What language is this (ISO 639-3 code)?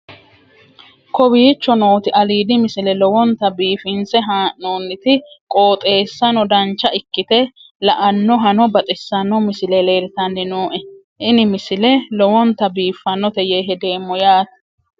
sid